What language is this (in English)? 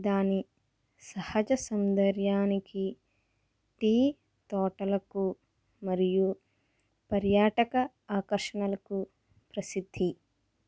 Telugu